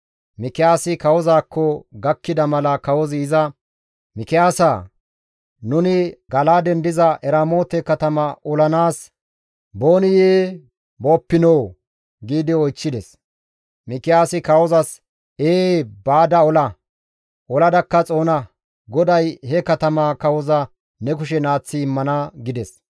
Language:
Gamo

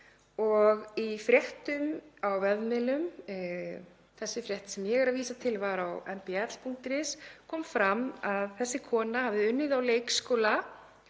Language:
Icelandic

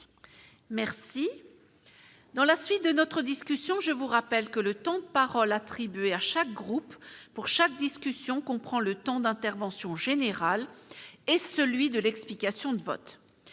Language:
French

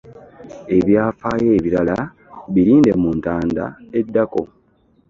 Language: Ganda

